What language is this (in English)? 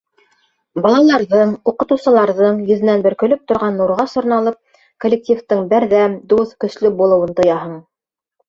Bashkir